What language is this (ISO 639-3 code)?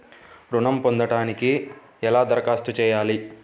tel